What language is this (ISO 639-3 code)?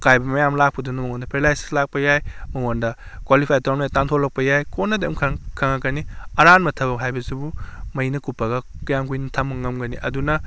mni